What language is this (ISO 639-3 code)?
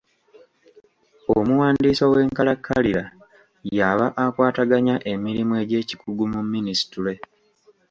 lug